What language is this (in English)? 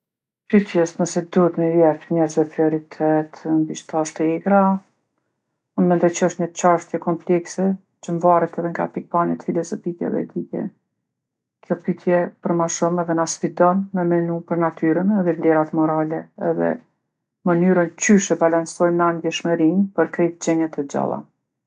Gheg Albanian